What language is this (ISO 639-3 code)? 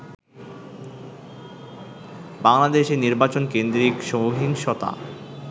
ben